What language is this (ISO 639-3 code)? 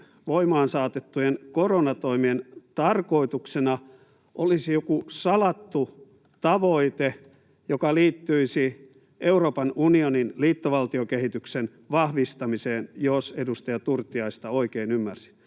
fin